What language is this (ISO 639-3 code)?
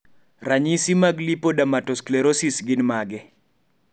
luo